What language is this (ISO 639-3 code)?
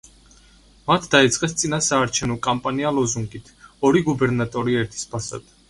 kat